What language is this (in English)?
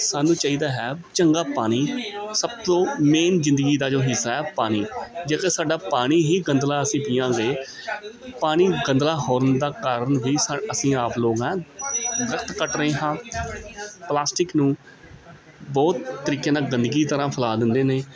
Punjabi